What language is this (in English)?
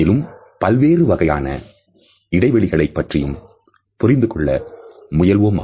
Tamil